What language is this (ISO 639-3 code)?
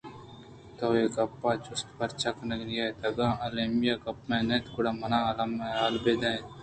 bgp